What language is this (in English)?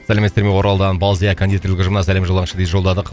Kazakh